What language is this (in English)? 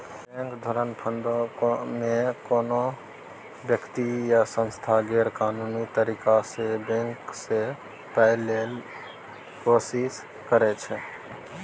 Maithili